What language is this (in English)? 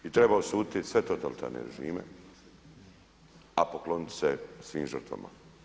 Croatian